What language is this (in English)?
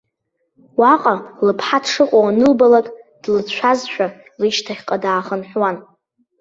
Abkhazian